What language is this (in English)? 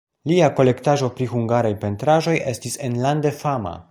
Esperanto